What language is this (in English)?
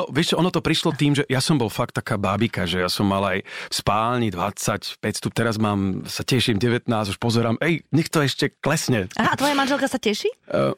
Slovak